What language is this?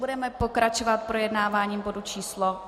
Czech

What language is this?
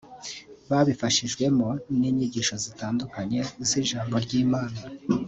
Kinyarwanda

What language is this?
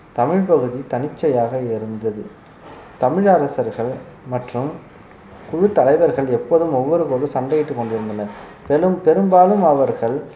Tamil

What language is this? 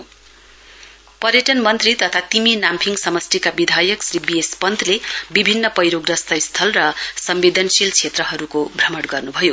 Nepali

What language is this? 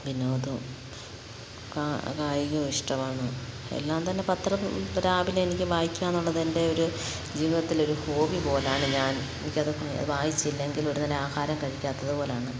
Malayalam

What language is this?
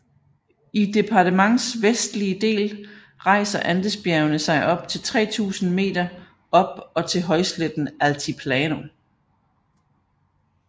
Danish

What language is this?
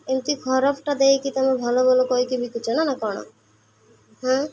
Odia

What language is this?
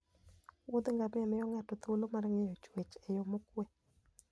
Luo (Kenya and Tanzania)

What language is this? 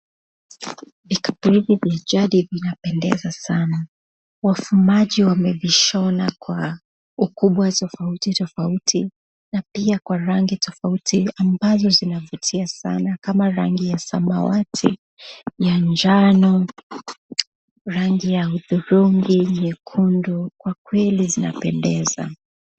Swahili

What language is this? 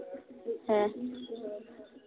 Santali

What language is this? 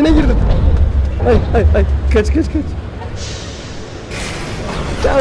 Turkish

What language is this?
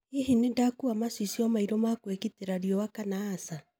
Kikuyu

